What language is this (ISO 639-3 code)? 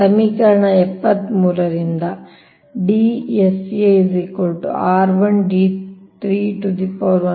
kan